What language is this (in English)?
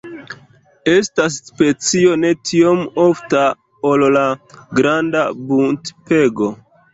Esperanto